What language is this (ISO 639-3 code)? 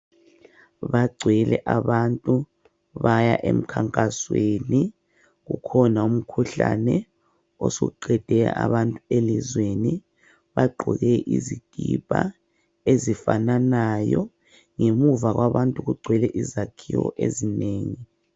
nde